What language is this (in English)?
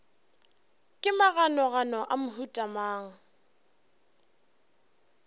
Northern Sotho